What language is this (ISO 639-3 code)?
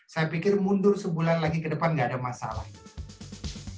ind